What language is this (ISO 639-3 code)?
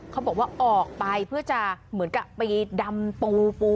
tha